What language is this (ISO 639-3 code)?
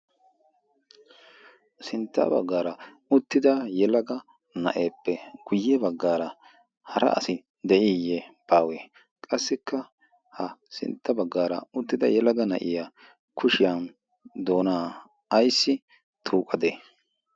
wal